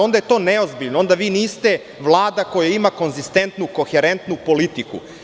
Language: Serbian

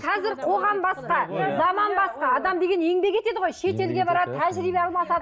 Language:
Kazakh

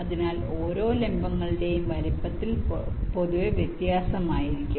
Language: Malayalam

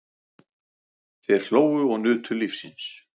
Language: Icelandic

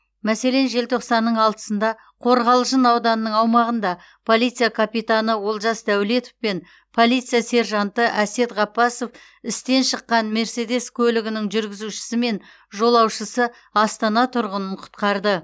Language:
Kazakh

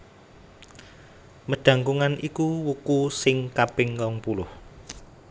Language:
Javanese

